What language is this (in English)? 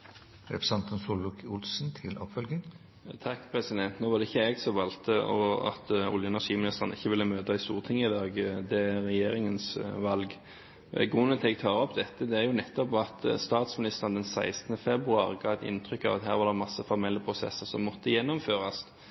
Norwegian